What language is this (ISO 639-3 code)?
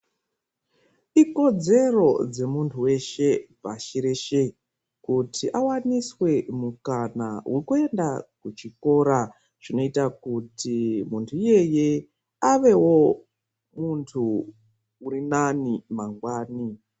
ndc